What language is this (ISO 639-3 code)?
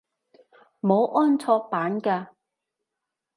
yue